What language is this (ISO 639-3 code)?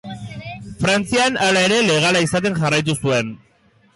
eus